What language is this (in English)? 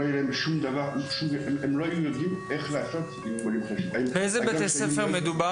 Hebrew